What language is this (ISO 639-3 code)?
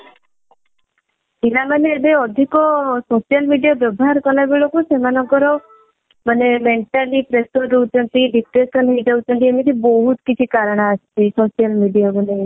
ori